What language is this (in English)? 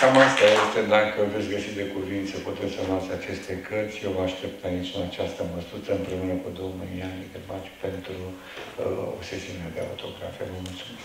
Romanian